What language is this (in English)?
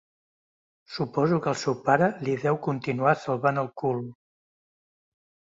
Catalan